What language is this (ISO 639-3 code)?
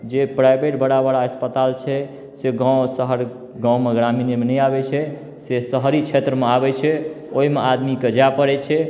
mai